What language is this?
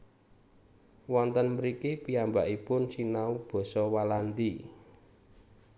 Javanese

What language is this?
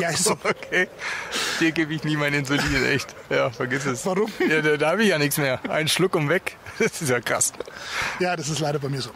German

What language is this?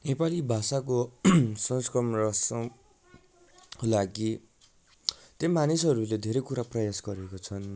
Nepali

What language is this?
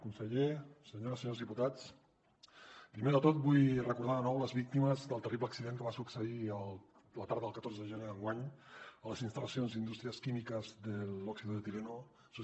Catalan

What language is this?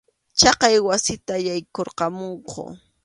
Arequipa-La Unión Quechua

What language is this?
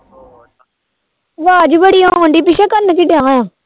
Punjabi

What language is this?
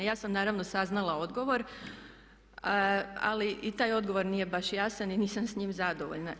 Croatian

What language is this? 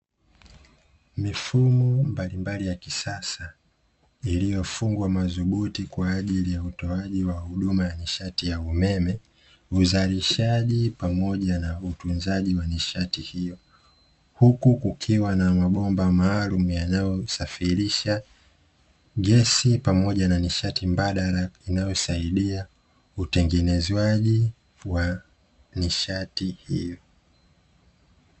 Swahili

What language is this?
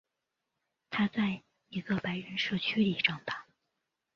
Chinese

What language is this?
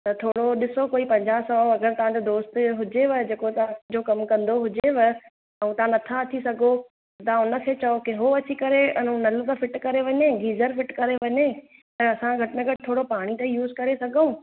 Sindhi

